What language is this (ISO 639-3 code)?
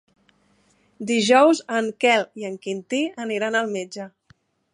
cat